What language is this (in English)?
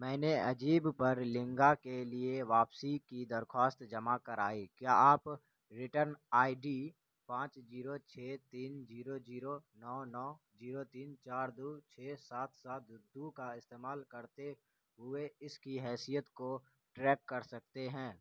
Urdu